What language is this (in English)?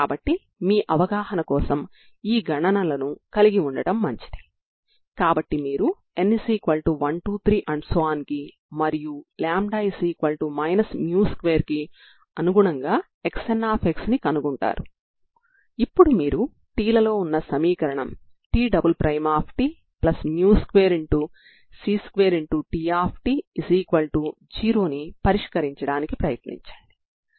Telugu